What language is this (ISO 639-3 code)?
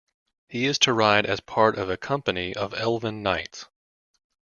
eng